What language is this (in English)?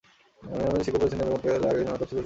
Bangla